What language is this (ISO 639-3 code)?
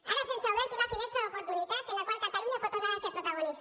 cat